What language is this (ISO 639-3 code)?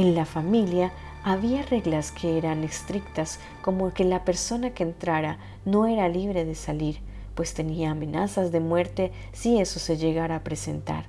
spa